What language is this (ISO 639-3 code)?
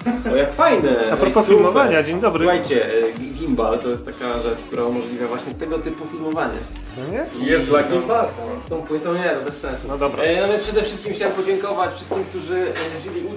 pol